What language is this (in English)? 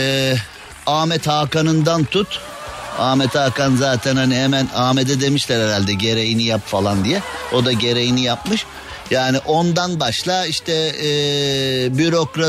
Turkish